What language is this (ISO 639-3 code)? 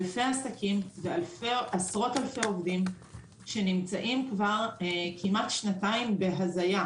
heb